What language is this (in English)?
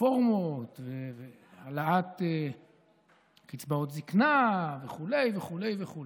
Hebrew